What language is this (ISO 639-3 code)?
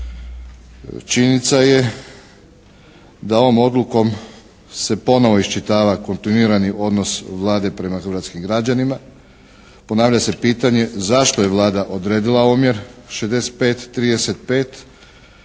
hrv